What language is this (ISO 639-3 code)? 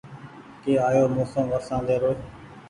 gig